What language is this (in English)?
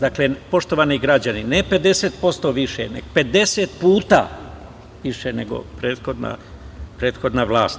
Serbian